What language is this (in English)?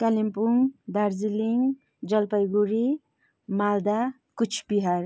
Nepali